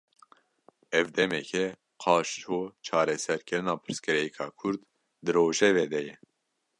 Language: Kurdish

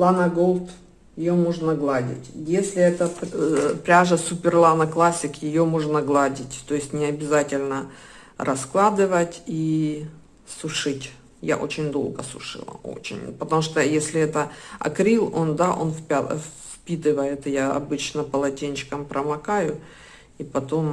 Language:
Russian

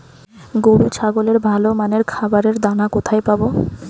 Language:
Bangla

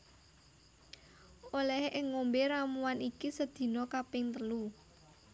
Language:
Javanese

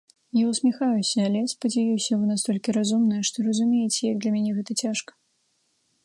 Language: Belarusian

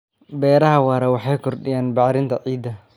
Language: Somali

